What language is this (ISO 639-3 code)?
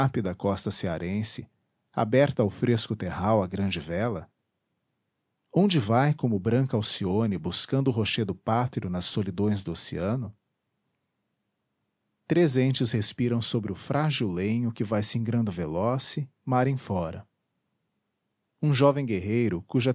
por